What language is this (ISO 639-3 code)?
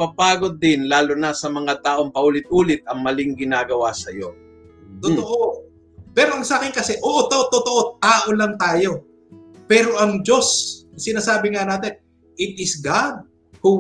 fil